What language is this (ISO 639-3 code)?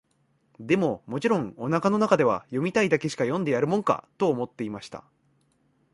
jpn